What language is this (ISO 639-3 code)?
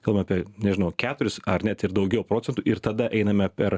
lit